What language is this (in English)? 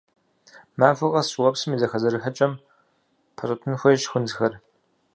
Kabardian